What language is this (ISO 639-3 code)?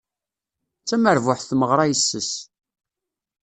kab